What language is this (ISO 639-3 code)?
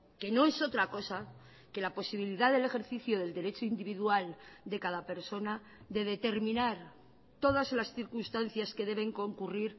spa